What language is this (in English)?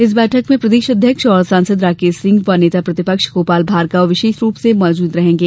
Hindi